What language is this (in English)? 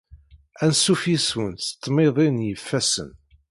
Kabyle